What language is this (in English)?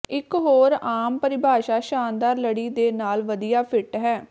Punjabi